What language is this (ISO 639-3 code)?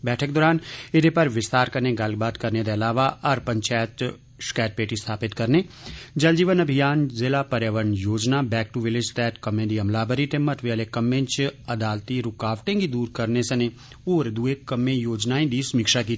doi